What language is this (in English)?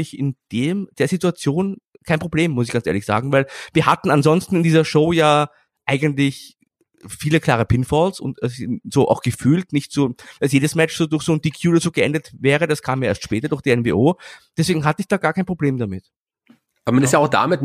German